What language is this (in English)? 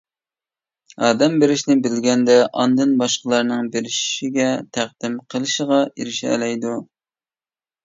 Uyghur